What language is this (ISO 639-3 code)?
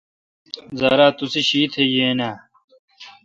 xka